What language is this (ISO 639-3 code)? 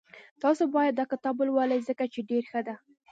pus